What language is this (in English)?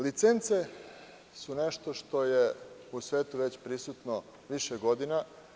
Serbian